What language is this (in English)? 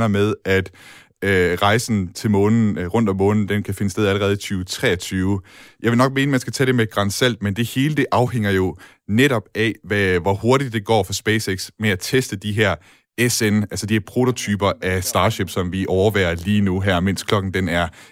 Danish